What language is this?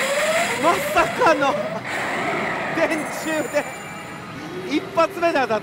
Japanese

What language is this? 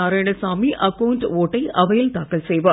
Tamil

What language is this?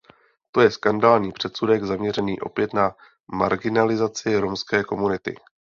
Czech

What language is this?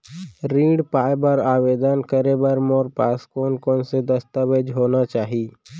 Chhattisgarhi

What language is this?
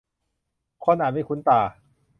Thai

